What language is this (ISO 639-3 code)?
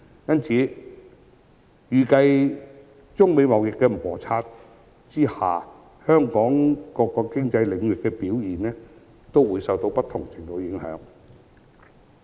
yue